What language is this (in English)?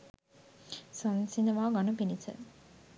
Sinhala